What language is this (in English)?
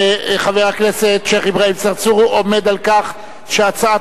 Hebrew